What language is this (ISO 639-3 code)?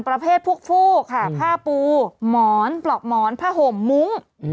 tha